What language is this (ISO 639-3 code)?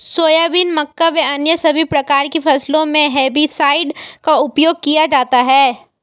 hin